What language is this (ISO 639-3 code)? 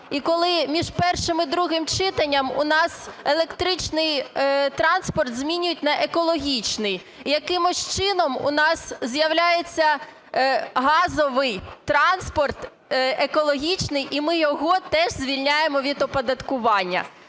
ukr